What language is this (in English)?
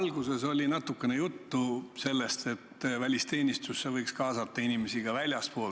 Estonian